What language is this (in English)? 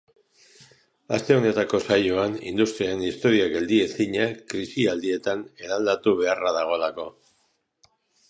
Basque